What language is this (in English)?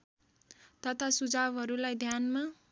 Nepali